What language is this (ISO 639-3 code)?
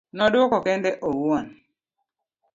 luo